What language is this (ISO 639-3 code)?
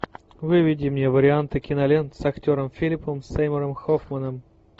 rus